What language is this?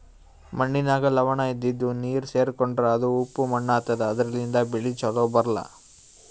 Kannada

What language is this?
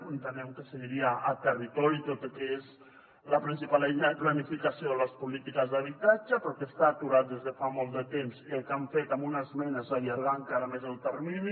Catalan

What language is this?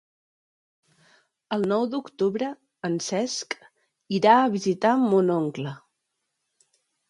Catalan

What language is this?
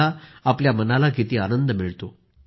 Marathi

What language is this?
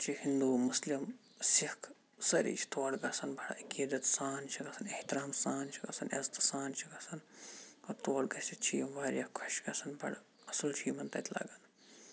Kashmiri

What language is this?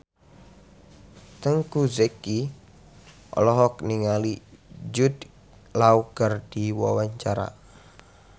Sundanese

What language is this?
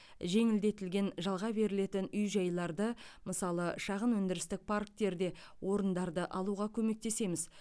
Kazakh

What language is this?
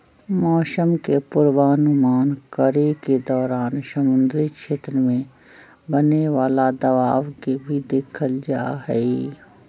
Magahi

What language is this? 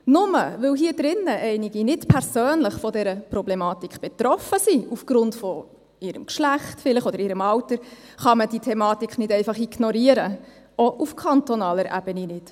Swiss German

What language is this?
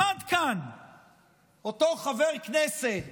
Hebrew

